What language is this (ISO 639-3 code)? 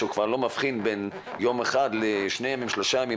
heb